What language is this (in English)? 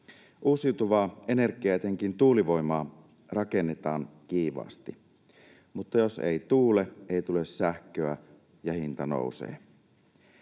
Finnish